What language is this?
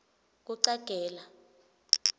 Swati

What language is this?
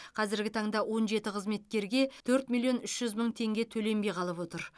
Kazakh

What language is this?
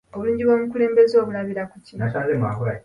Ganda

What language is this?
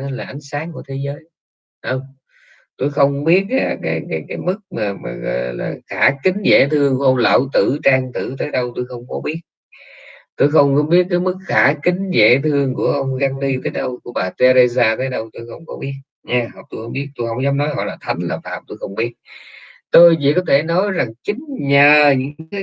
Vietnamese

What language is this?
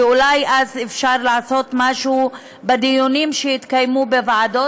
Hebrew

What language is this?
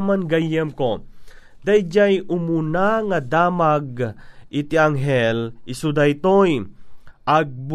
Filipino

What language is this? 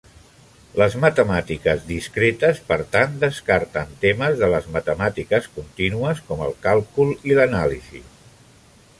Catalan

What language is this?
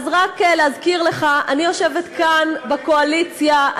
Hebrew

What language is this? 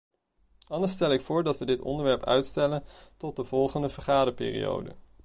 Dutch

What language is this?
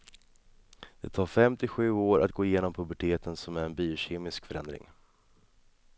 Swedish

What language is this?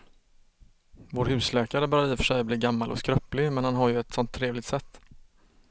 Swedish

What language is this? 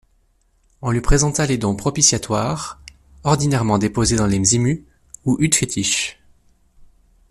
French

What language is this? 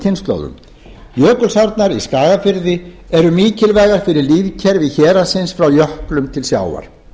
Icelandic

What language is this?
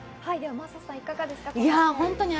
Japanese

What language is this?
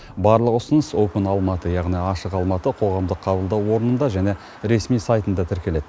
Kazakh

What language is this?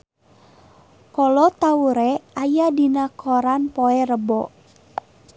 Sundanese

